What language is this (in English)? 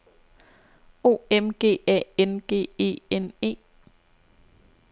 Danish